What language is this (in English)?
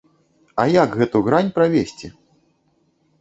Belarusian